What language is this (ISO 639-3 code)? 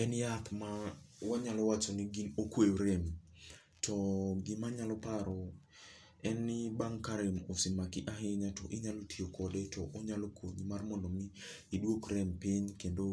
luo